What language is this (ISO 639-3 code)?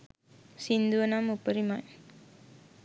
sin